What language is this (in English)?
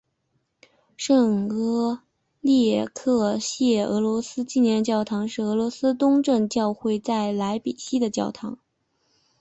Chinese